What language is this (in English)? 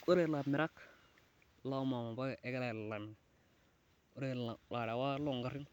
Masai